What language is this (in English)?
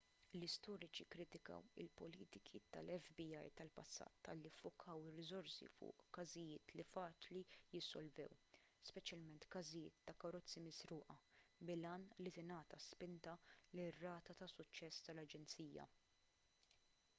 Maltese